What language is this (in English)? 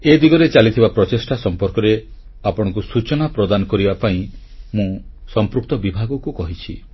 Odia